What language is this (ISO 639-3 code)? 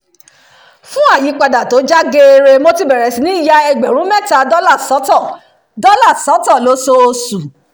yor